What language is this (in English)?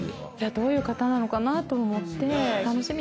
Japanese